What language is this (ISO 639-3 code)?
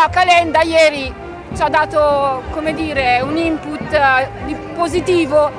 ita